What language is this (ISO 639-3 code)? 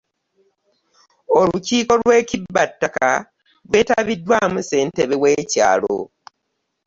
lug